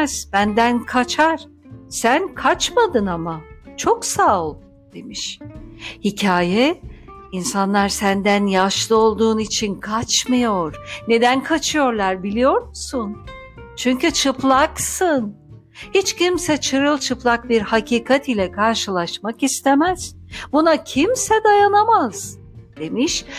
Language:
Turkish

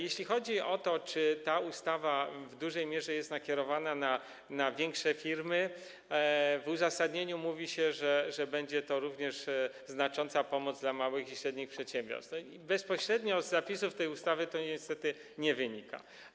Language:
Polish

